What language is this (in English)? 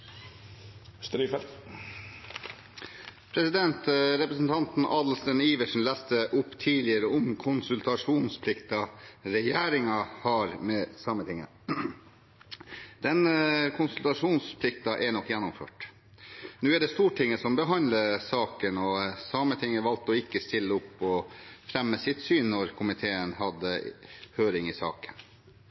Norwegian